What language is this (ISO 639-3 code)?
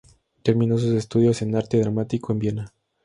spa